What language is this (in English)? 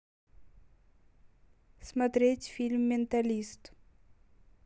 Russian